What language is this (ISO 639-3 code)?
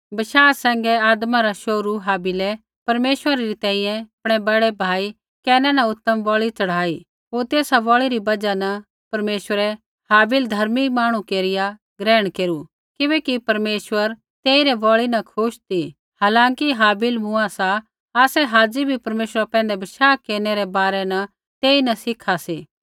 kfx